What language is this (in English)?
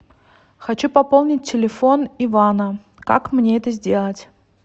Russian